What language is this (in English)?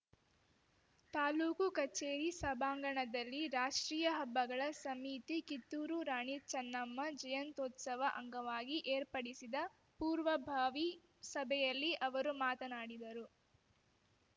Kannada